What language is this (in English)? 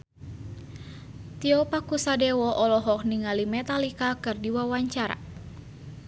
Sundanese